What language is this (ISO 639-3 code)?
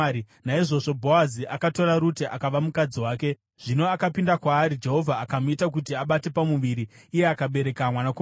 sna